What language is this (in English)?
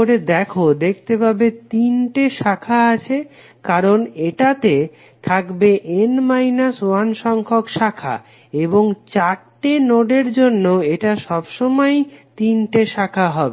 Bangla